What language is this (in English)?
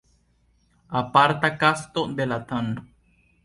Esperanto